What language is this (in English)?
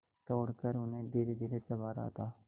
Hindi